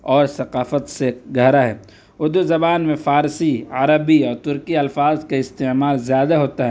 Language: Urdu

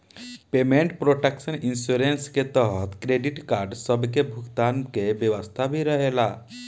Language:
Bhojpuri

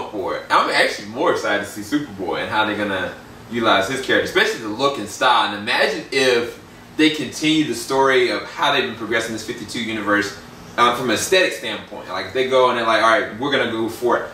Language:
English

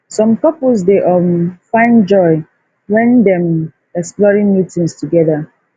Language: Nigerian Pidgin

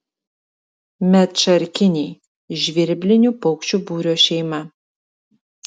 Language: Lithuanian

